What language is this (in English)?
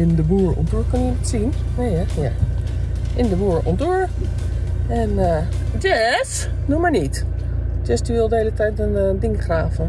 Dutch